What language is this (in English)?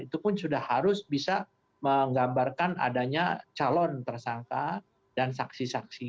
Indonesian